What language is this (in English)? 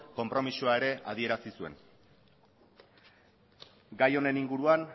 Basque